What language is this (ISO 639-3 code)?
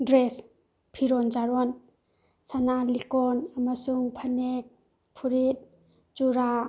mni